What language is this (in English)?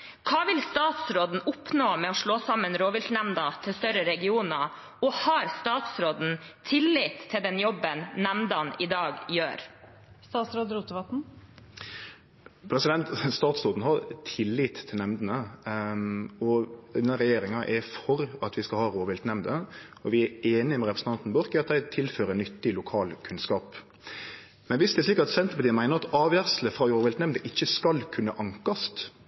Norwegian